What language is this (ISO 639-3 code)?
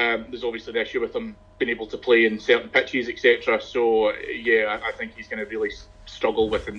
eng